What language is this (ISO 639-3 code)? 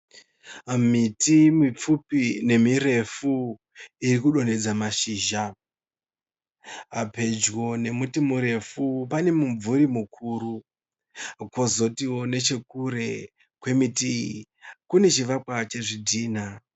sna